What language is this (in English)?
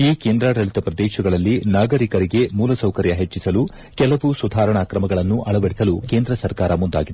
Kannada